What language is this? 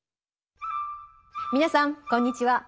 Japanese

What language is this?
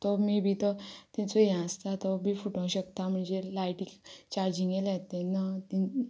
Konkani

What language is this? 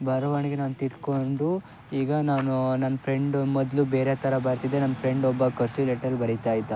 Kannada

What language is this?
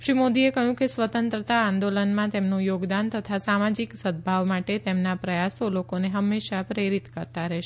Gujarati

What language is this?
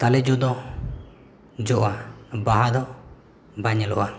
Santali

